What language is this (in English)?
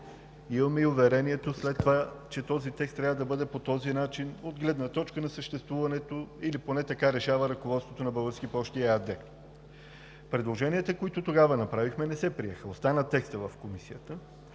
Bulgarian